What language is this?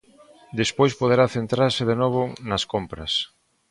Galician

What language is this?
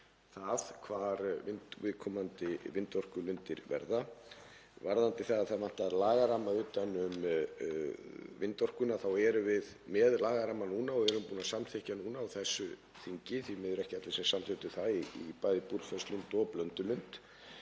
Icelandic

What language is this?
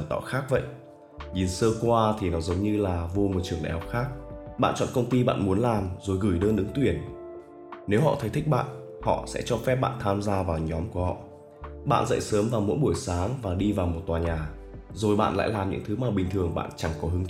Vietnamese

